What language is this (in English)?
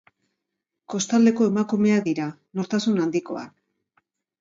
Basque